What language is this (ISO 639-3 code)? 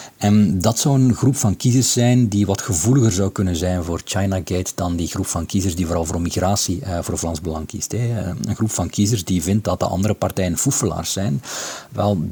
nld